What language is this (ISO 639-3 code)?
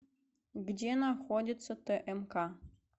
rus